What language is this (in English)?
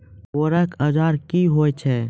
Maithili